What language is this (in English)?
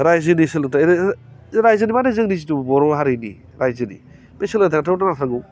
Bodo